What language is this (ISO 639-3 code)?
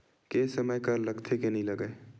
hne